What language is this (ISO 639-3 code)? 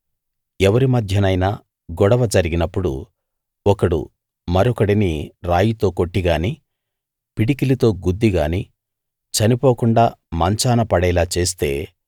tel